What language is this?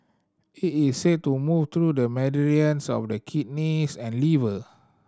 English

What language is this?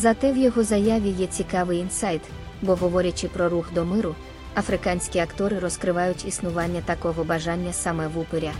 Ukrainian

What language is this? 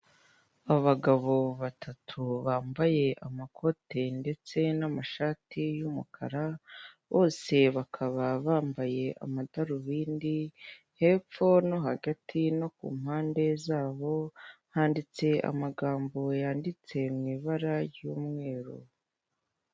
Kinyarwanda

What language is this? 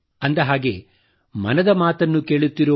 Kannada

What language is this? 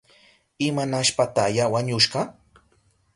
Southern Pastaza Quechua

